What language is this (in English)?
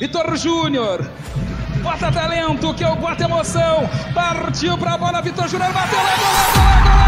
Portuguese